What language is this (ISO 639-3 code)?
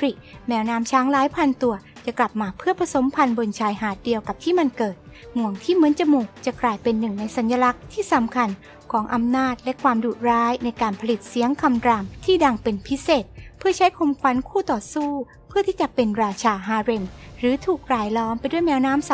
tha